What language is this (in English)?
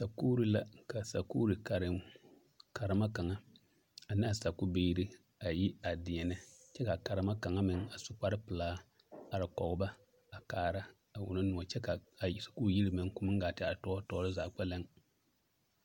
Southern Dagaare